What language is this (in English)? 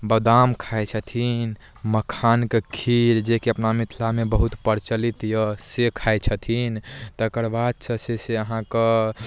Maithili